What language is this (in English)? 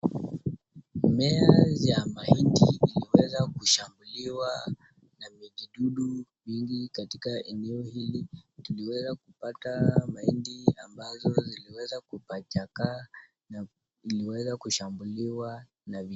Swahili